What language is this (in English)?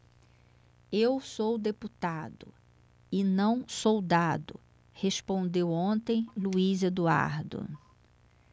Portuguese